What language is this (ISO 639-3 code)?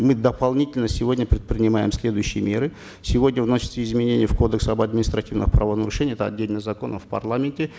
kaz